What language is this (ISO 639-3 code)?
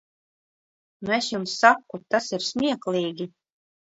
lav